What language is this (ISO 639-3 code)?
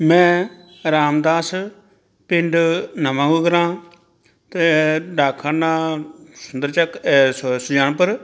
pan